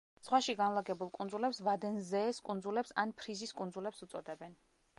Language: Georgian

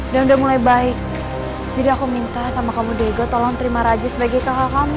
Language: Indonesian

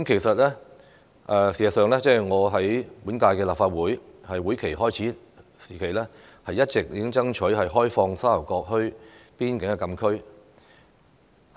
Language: Cantonese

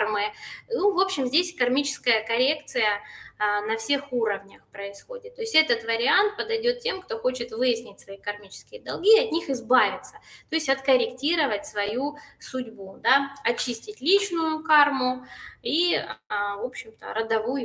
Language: Russian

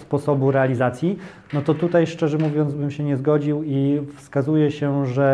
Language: Polish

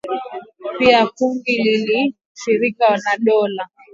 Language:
Swahili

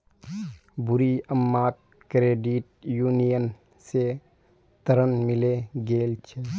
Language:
Magahi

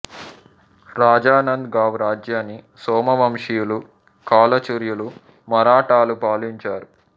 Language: Telugu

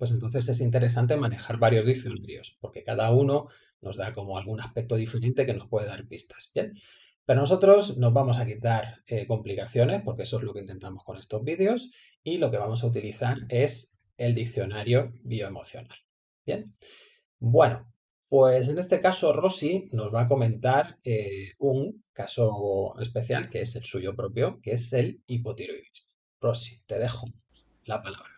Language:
Spanish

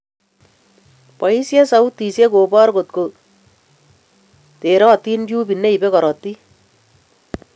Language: Kalenjin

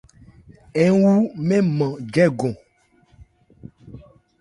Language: Ebrié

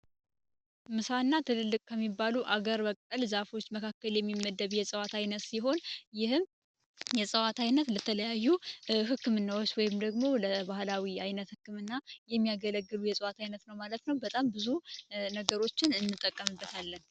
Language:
Amharic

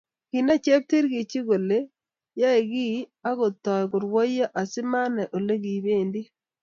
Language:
Kalenjin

